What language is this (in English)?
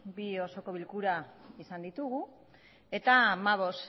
Basque